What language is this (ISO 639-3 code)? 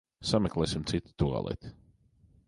lav